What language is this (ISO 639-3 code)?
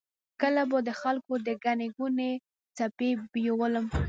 pus